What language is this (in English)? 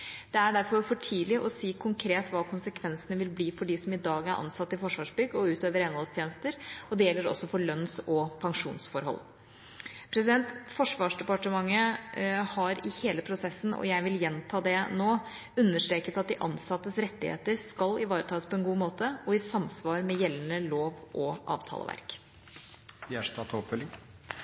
Norwegian Bokmål